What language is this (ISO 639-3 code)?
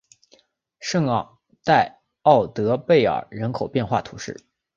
zho